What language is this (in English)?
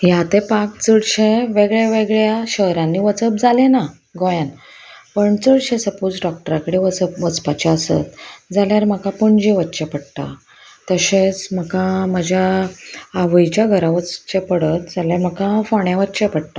Konkani